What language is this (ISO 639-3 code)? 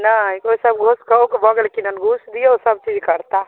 mai